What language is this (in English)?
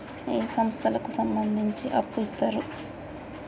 Telugu